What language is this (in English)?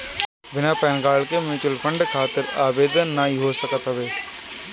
Bhojpuri